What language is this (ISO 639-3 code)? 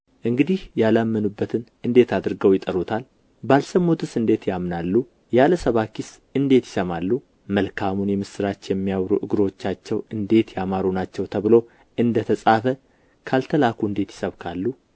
amh